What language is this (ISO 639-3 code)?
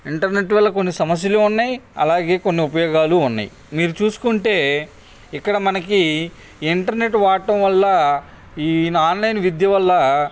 tel